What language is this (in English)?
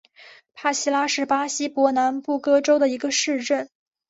Chinese